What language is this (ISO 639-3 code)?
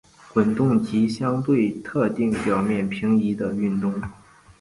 zho